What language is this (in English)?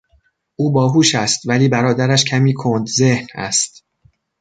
Persian